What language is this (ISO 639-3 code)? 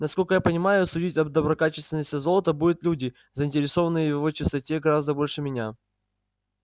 rus